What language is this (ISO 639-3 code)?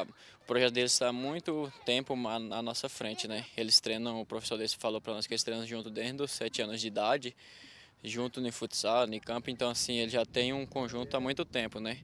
por